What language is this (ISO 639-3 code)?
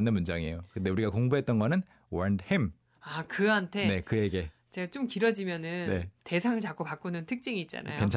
kor